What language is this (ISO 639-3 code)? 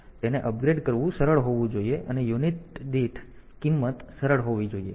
guj